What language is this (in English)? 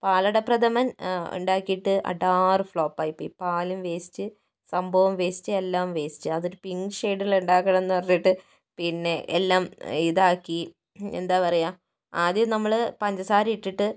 Malayalam